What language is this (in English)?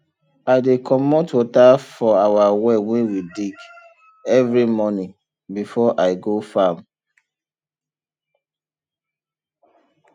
Nigerian Pidgin